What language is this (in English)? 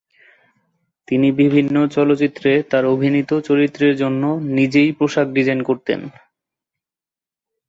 Bangla